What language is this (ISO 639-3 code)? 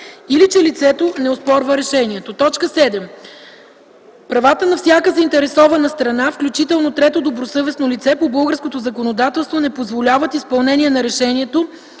bul